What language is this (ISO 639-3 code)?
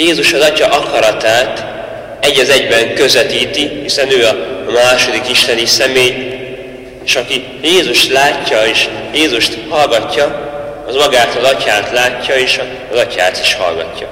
hun